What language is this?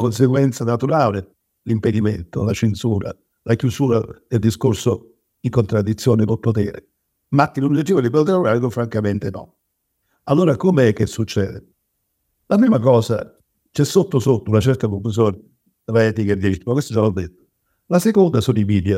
Italian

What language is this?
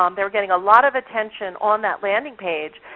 English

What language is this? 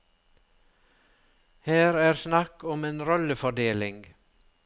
Norwegian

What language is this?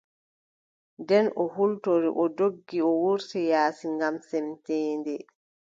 Adamawa Fulfulde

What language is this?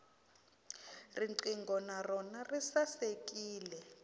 Tsonga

